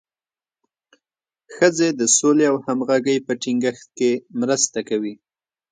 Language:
Pashto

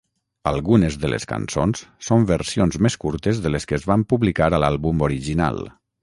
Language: Catalan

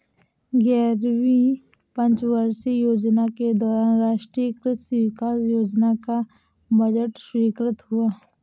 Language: Hindi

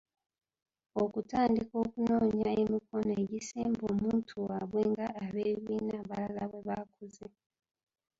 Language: Ganda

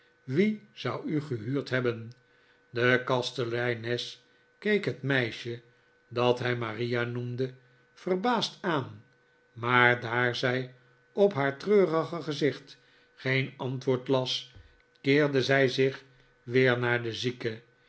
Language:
Dutch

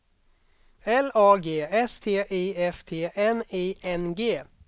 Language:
Swedish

